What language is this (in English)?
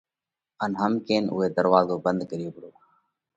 Parkari Koli